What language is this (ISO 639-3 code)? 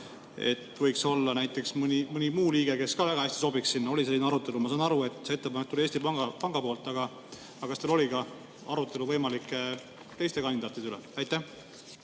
est